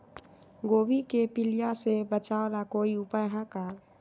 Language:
Magahi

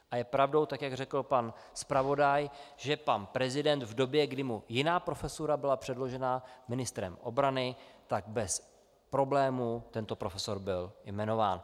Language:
Czech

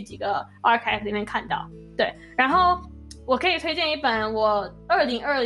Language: Chinese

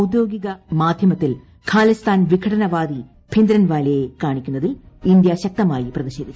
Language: Malayalam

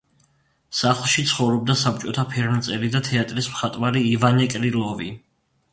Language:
Georgian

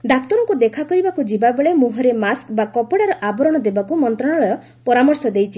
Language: Odia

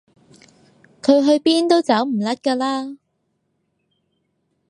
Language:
Cantonese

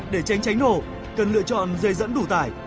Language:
Vietnamese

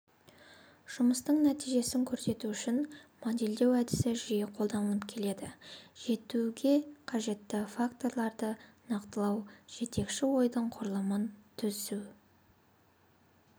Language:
Kazakh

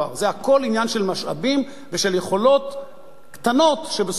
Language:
Hebrew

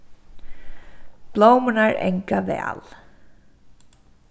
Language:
Faroese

